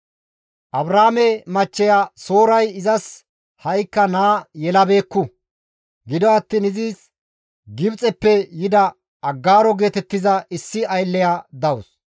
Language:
Gamo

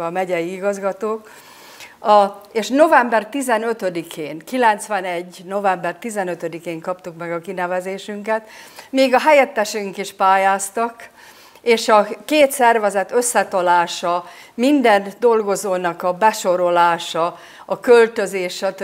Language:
Hungarian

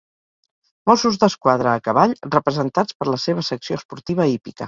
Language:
Catalan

